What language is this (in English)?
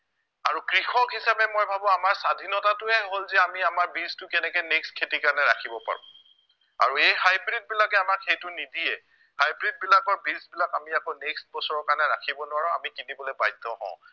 Assamese